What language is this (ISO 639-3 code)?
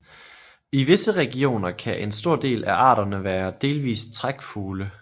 dan